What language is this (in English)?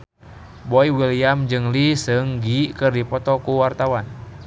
Sundanese